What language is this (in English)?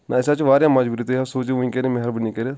Kashmiri